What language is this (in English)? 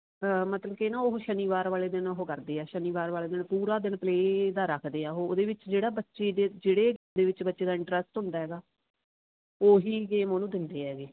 Punjabi